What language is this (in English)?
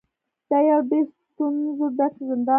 Pashto